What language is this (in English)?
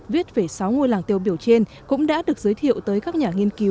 Vietnamese